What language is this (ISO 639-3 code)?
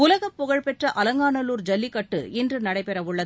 tam